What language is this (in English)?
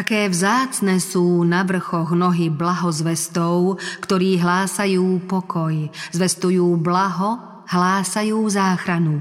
Slovak